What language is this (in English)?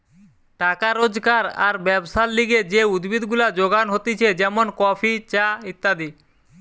Bangla